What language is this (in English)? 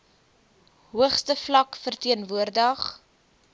Afrikaans